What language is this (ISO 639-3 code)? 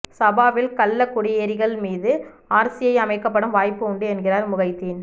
tam